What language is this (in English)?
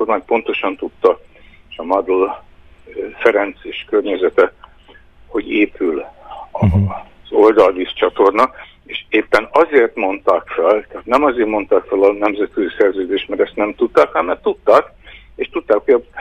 Hungarian